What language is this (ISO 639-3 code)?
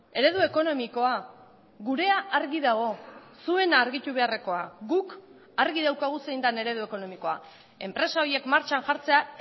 eus